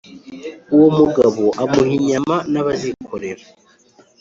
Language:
Kinyarwanda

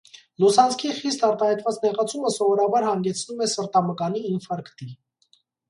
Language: Armenian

